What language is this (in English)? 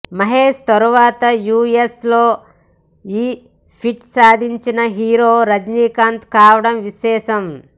Telugu